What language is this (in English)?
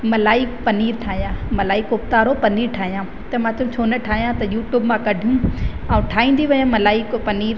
Sindhi